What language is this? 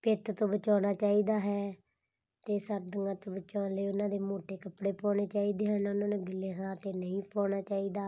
Punjabi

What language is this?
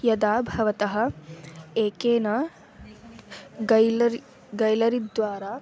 Sanskrit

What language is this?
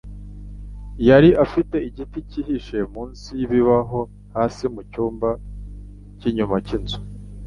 Kinyarwanda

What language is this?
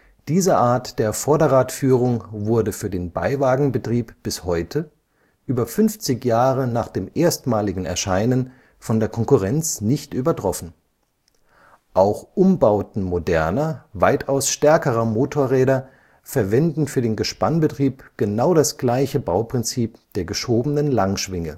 German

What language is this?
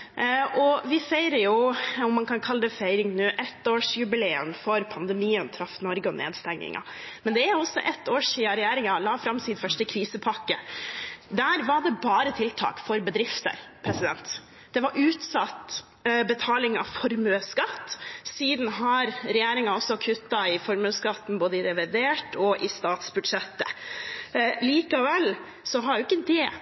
Norwegian Bokmål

